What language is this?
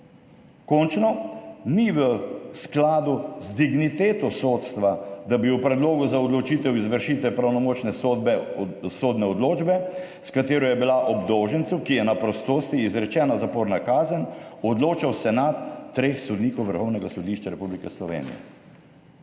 Slovenian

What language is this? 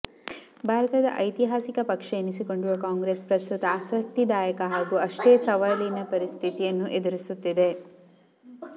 Kannada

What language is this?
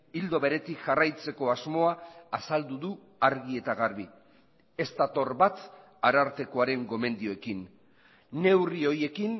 Basque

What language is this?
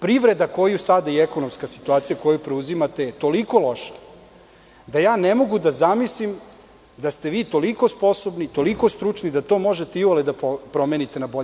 Serbian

